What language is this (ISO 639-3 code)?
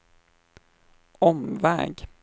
swe